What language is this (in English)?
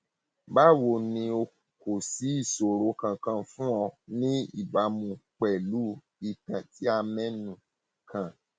Yoruba